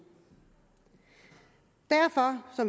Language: Danish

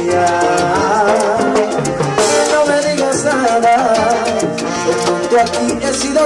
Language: Indonesian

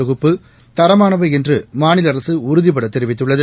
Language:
Tamil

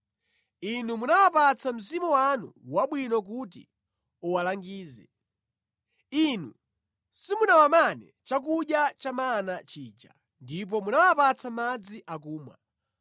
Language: Nyanja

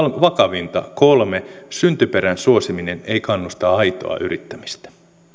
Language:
Finnish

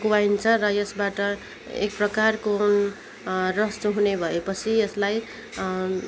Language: Nepali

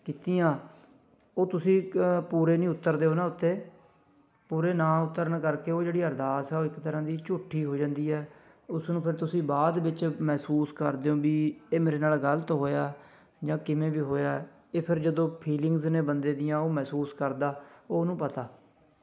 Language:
Punjabi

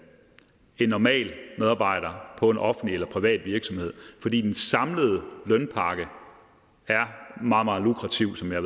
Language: Danish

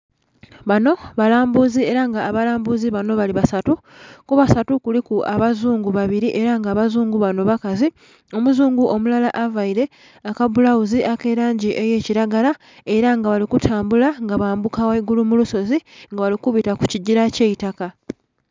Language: Soga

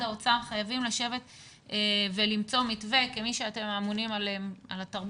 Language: Hebrew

